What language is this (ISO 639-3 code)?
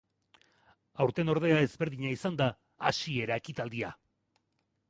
eus